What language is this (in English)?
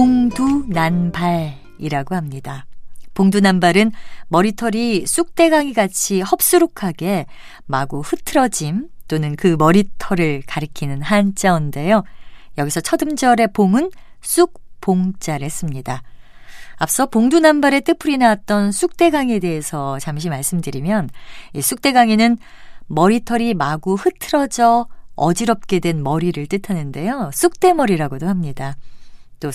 Korean